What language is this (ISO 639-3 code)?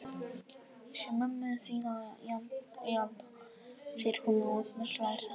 isl